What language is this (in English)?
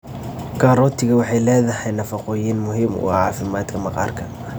Somali